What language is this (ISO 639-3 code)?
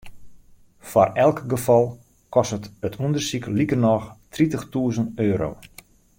fry